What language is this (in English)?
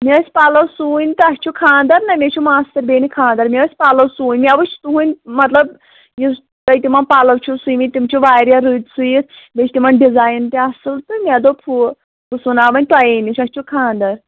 Kashmiri